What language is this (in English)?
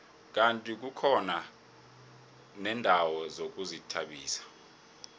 South Ndebele